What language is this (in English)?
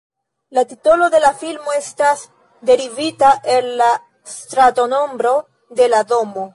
Esperanto